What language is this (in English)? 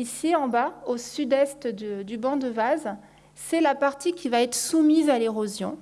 French